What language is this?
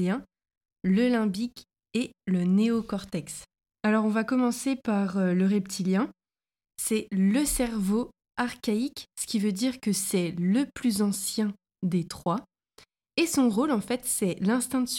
French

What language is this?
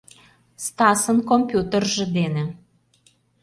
Mari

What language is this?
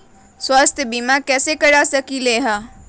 Magahi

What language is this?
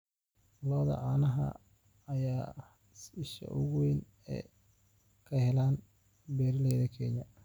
Somali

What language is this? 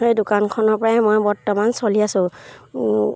Assamese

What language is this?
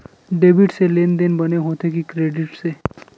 Chhattisgarhi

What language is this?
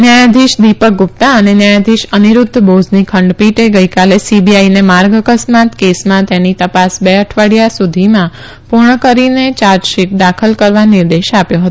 Gujarati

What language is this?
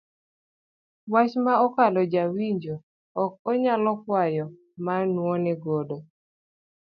Luo (Kenya and Tanzania)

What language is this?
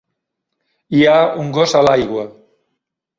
Catalan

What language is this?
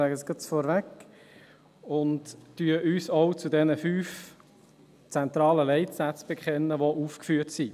Swiss German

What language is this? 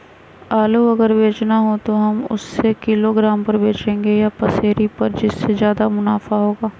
Magahi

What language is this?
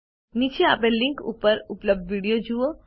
Gujarati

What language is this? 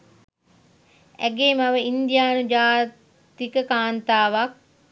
Sinhala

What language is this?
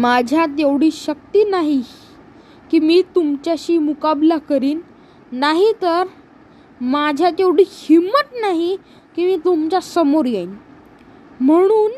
Marathi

